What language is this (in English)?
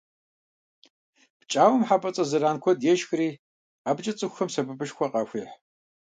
Kabardian